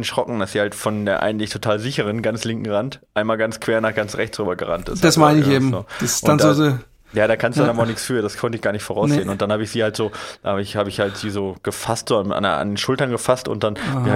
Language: German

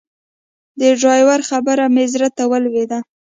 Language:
Pashto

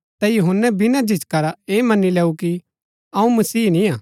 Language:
Gaddi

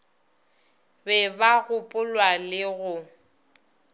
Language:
Northern Sotho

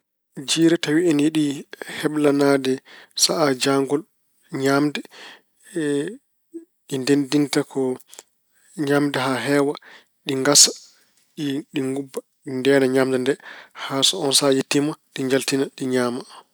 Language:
Fula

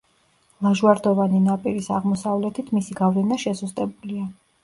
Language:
Georgian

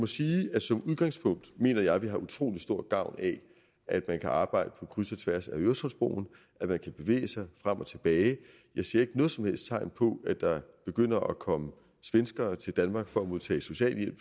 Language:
Danish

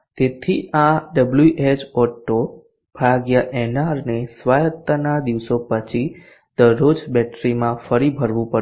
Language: Gujarati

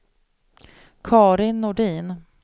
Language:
Swedish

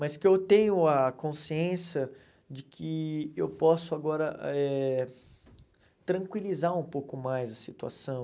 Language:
Portuguese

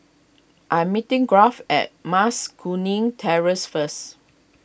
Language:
English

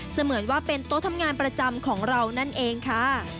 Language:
Thai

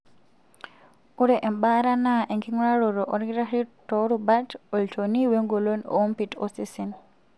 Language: Masai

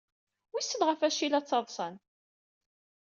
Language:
Kabyle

